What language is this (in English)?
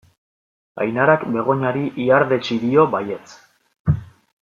Basque